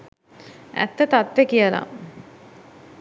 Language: Sinhala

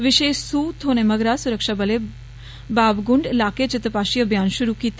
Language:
Dogri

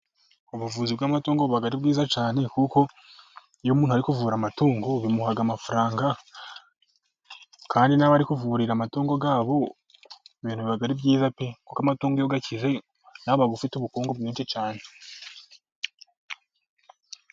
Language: Kinyarwanda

